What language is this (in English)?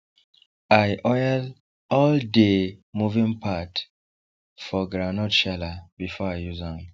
Nigerian Pidgin